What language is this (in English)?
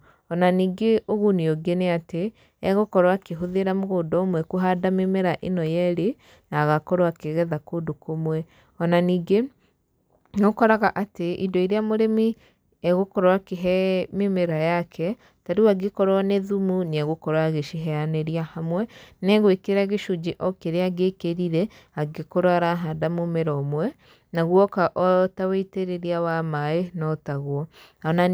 Kikuyu